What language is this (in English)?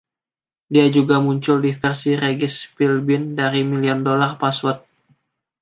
Indonesian